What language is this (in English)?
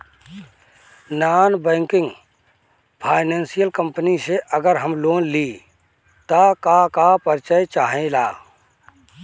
Bhojpuri